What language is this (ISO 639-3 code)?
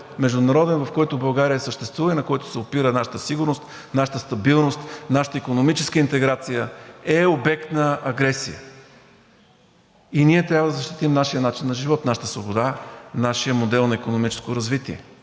bul